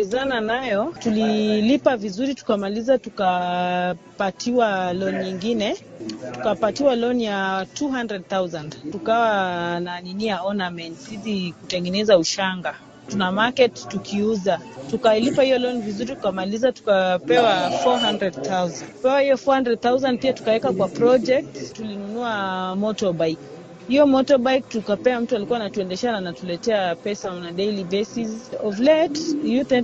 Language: Swahili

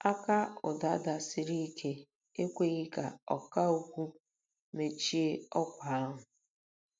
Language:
Igbo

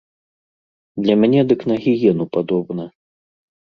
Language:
Belarusian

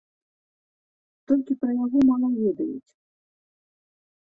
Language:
Belarusian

